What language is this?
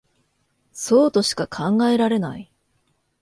Japanese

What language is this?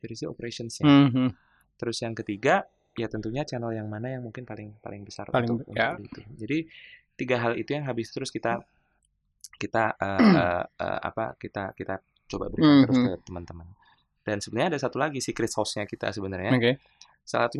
Indonesian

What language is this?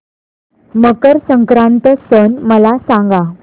Marathi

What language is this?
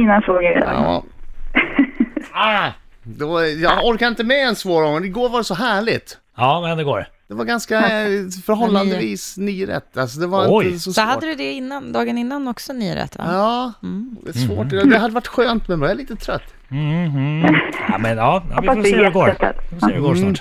Swedish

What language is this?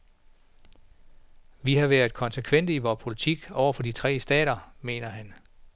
Danish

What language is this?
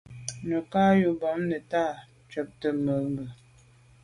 Medumba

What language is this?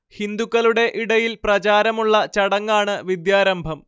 Malayalam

